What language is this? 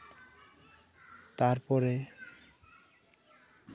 Santali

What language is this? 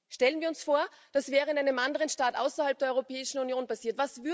German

